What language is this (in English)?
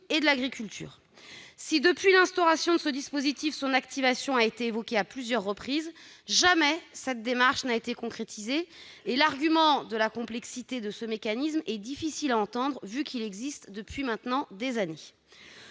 French